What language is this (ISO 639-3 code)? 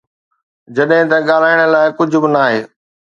snd